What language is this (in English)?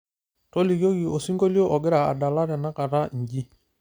Masai